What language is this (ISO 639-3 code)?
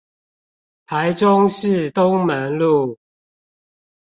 zho